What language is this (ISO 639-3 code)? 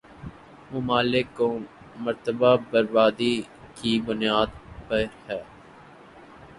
urd